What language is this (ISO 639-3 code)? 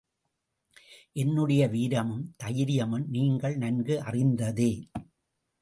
tam